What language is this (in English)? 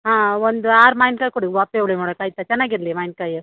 Kannada